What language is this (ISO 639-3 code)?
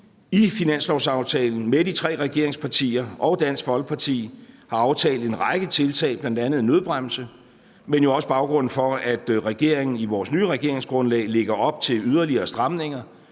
dan